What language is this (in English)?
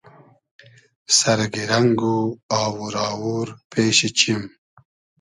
Hazaragi